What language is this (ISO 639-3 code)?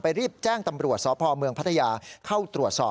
tha